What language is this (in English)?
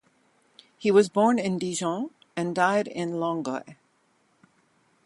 English